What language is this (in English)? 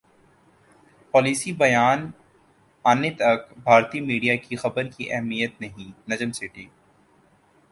Urdu